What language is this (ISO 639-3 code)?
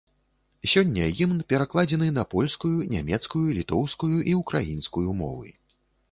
bel